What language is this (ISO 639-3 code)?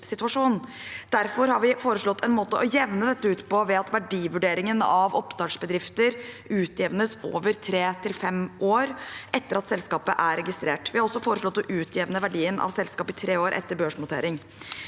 nor